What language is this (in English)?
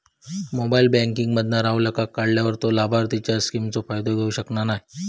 Marathi